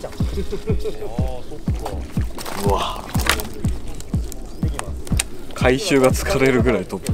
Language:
Japanese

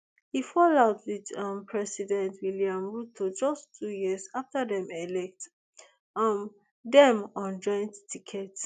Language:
Nigerian Pidgin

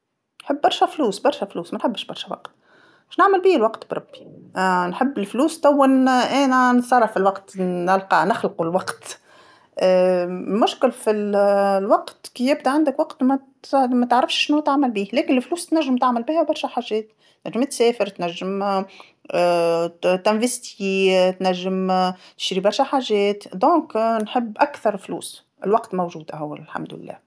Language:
Tunisian Arabic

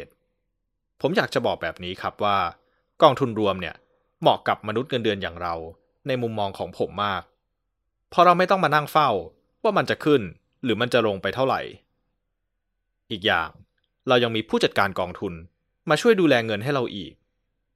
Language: Thai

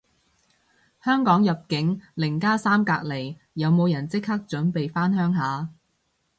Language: Cantonese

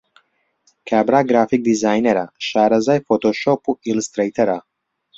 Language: Central Kurdish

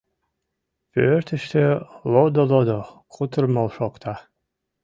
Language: Mari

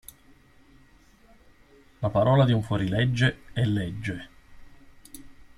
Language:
Italian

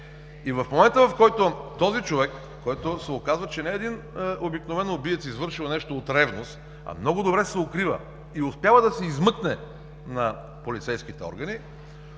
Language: Bulgarian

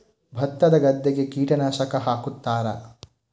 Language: Kannada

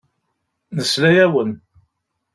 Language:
Kabyle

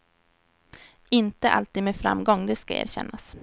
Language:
Swedish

